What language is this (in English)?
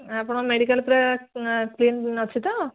Odia